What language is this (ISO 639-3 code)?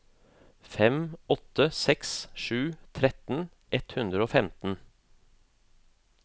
nor